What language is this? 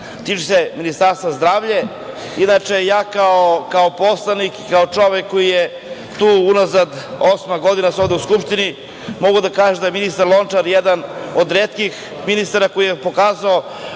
Serbian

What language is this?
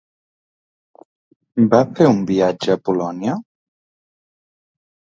Catalan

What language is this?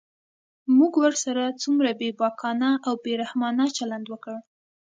Pashto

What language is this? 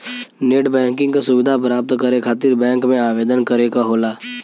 Bhojpuri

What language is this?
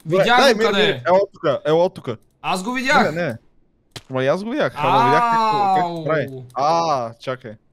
Bulgarian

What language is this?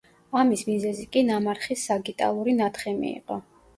Georgian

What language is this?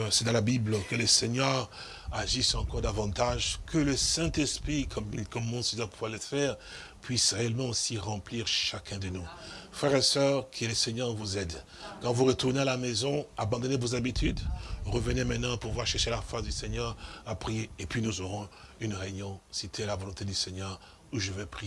French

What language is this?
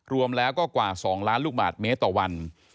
Thai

